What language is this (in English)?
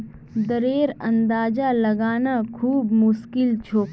Magahi